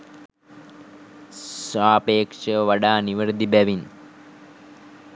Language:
Sinhala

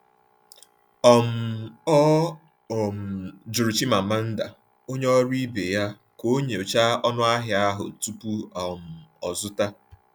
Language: Igbo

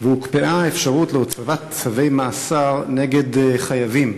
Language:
Hebrew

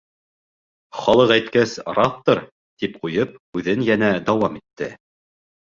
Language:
Bashkir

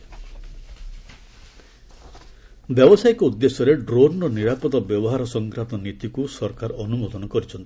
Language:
Odia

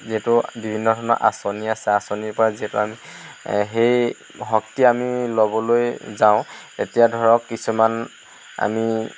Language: Assamese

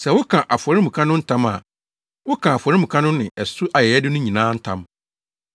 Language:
Akan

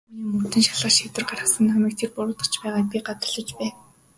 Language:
Mongolian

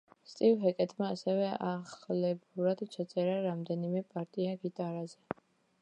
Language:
Georgian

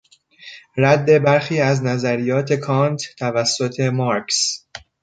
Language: Persian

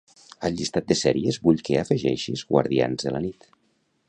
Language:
Catalan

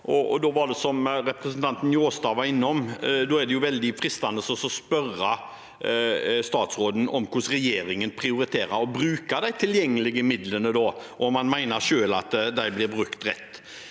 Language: Norwegian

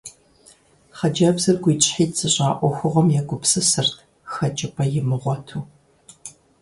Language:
Kabardian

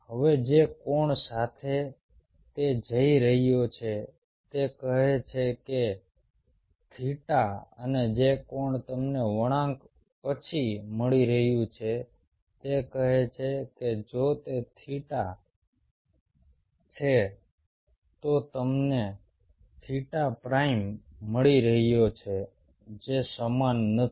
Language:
Gujarati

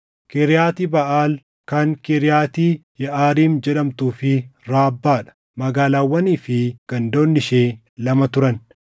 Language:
Oromo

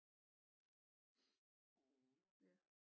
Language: Danish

